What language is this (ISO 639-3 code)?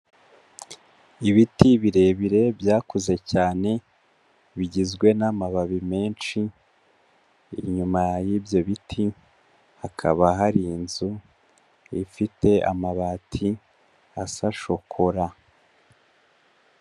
kin